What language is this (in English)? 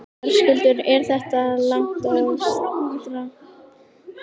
Icelandic